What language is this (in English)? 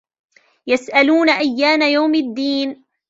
Arabic